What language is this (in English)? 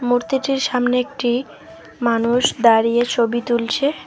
Bangla